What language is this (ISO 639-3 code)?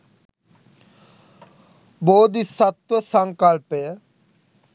sin